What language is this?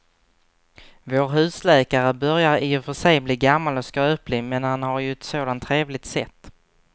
Swedish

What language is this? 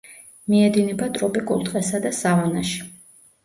Georgian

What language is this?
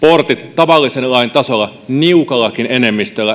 Finnish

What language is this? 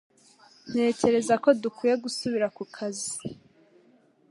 Kinyarwanda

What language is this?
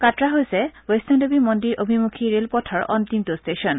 Assamese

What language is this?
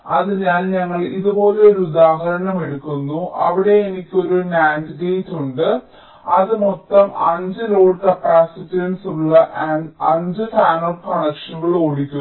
Malayalam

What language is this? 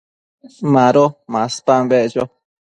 Matsés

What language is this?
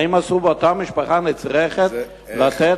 Hebrew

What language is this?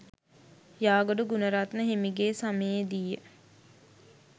Sinhala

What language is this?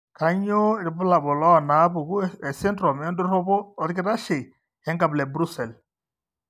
Masai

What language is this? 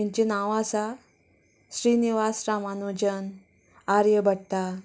Konkani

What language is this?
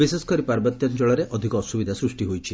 Odia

